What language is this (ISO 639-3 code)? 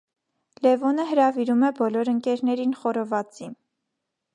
hye